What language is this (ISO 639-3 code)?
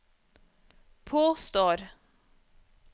nor